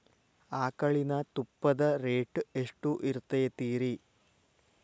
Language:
Kannada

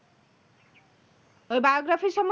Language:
Bangla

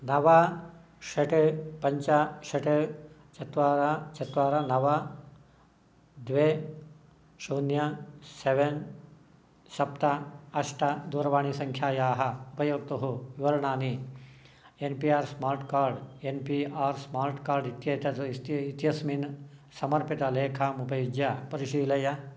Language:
Sanskrit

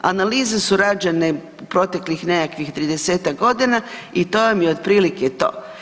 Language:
Croatian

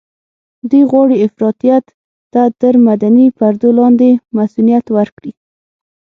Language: Pashto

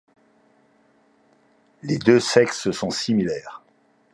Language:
French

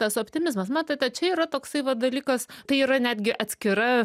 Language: Lithuanian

